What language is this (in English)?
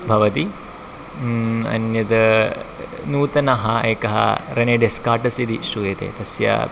Sanskrit